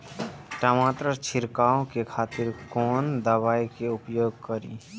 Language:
Maithili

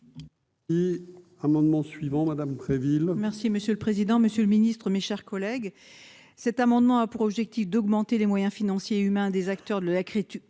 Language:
French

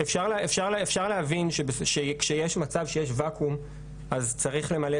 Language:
Hebrew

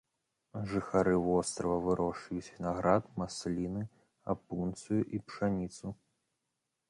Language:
Belarusian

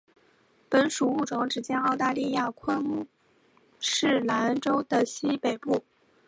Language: Chinese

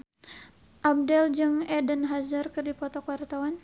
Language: Sundanese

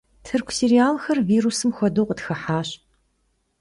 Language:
Kabardian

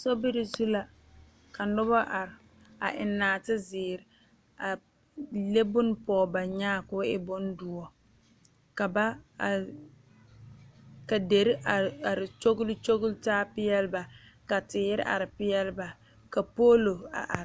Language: Southern Dagaare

